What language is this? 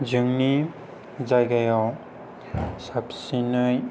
Bodo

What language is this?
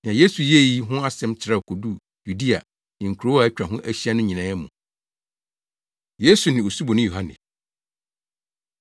Akan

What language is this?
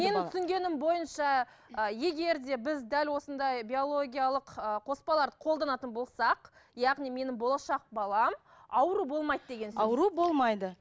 Kazakh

